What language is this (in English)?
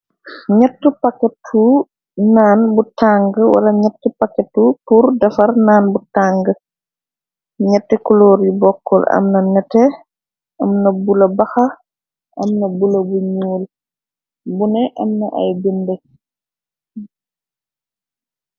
Wolof